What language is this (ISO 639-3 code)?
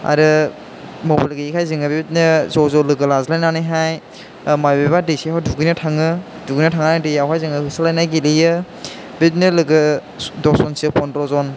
brx